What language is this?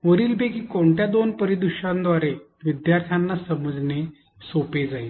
Marathi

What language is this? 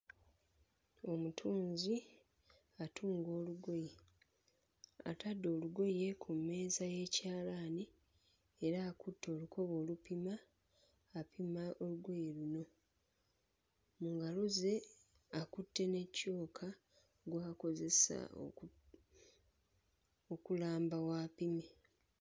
Ganda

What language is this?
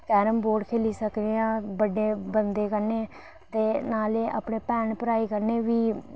Dogri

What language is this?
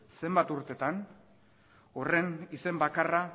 Basque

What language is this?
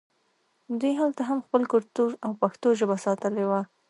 Pashto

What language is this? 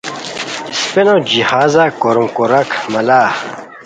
Khowar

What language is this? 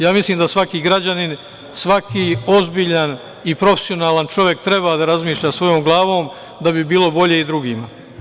Serbian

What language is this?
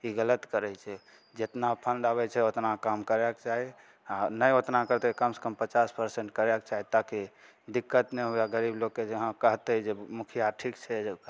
Maithili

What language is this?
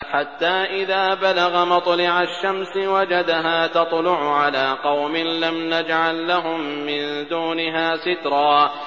Arabic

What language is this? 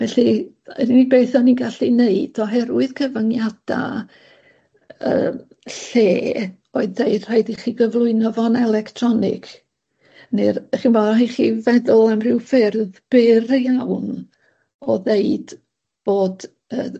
Welsh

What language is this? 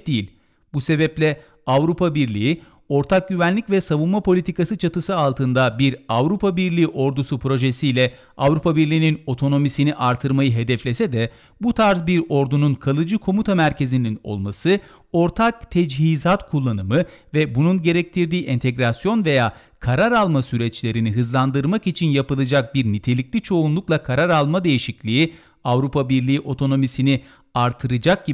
Turkish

